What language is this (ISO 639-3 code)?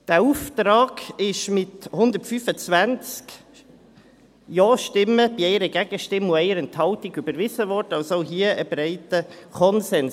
gsw